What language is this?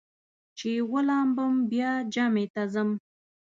Pashto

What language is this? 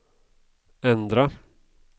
Swedish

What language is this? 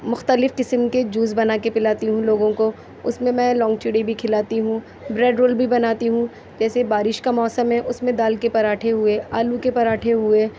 Urdu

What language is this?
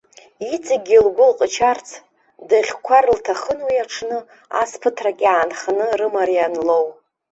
Abkhazian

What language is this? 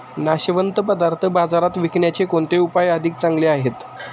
Marathi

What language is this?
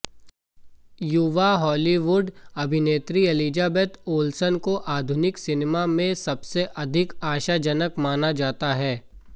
Hindi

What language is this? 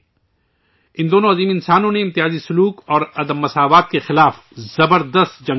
Urdu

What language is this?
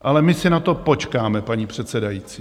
Czech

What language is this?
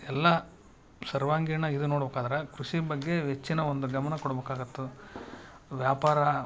Kannada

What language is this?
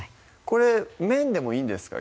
Japanese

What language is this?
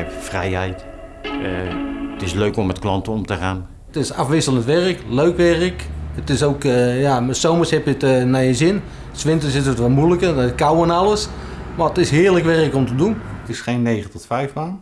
Dutch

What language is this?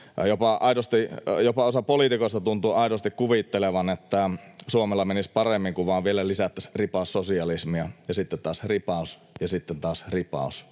Finnish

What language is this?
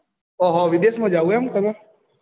Gujarati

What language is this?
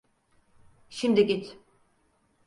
Turkish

